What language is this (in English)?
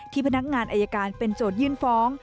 Thai